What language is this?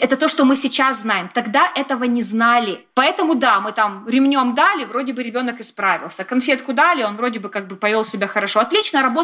Russian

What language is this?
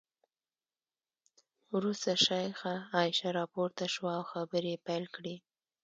Pashto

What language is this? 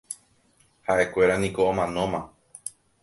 Guarani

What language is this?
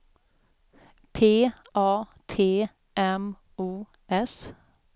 Swedish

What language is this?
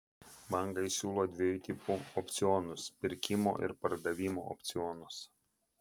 Lithuanian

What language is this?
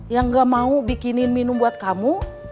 Indonesian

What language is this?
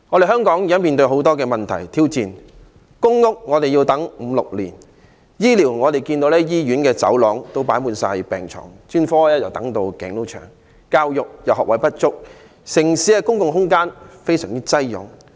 Cantonese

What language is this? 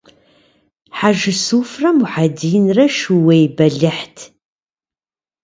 Kabardian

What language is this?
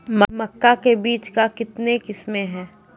Maithili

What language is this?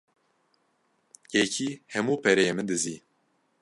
Kurdish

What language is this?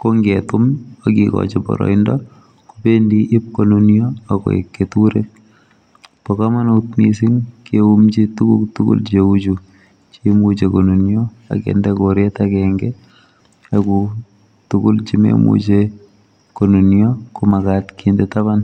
Kalenjin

